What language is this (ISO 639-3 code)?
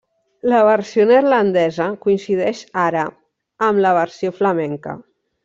cat